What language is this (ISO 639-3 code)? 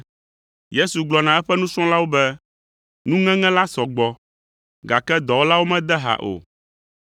ewe